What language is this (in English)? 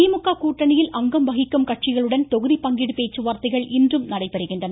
Tamil